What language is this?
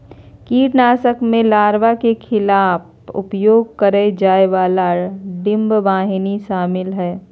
Magahi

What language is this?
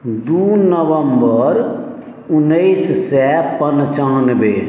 Maithili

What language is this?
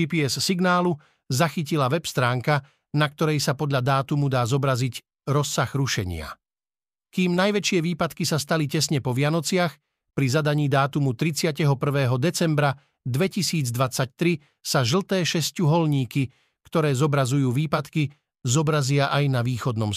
Slovak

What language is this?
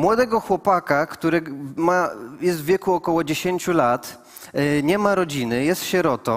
Polish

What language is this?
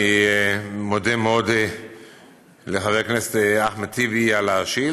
Hebrew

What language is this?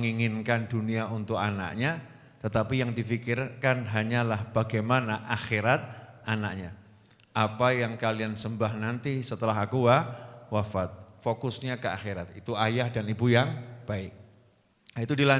Indonesian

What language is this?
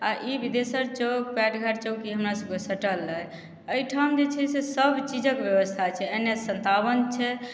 Maithili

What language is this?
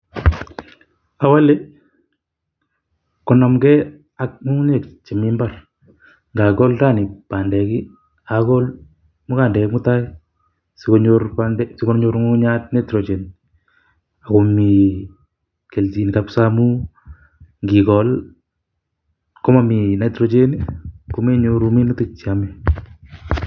Kalenjin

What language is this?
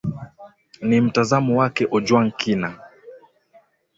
Swahili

